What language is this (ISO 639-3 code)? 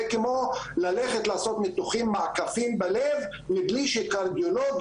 heb